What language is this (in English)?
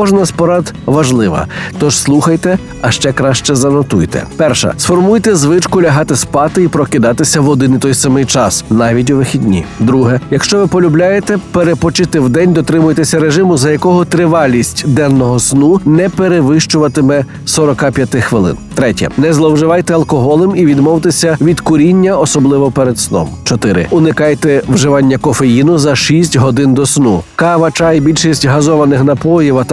Ukrainian